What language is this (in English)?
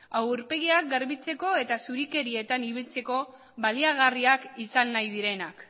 Basque